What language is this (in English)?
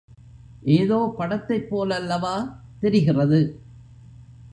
Tamil